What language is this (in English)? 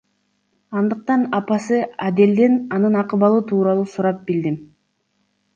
Kyrgyz